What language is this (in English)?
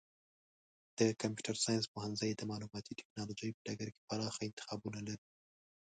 Pashto